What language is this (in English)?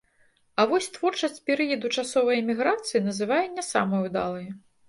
Belarusian